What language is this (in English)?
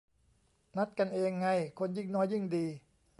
Thai